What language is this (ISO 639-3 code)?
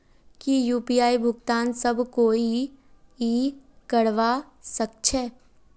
mag